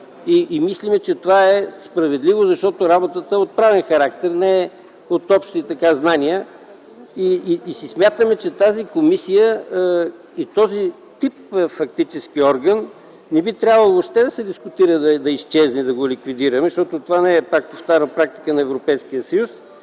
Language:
Bulgarian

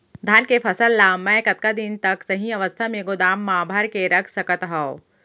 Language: Chhattisgarhi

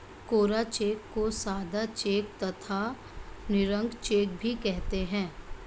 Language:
Hindi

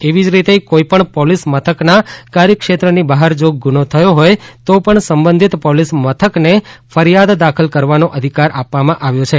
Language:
Gujarati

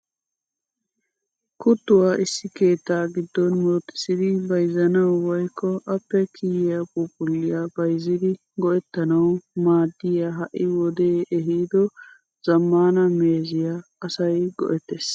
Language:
Wolaytta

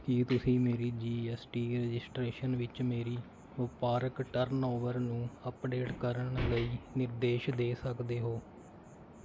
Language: Punjabi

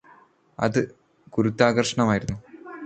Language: Malayalam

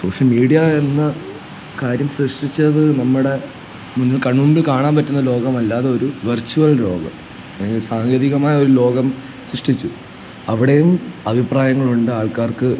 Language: Malayalam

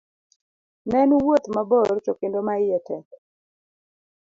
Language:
Luo (Kenya and Tanzania)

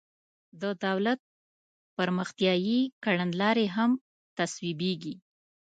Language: Pashto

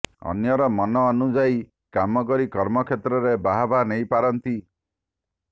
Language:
Odia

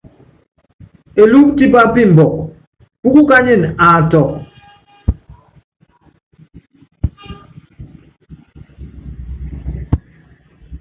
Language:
Yangben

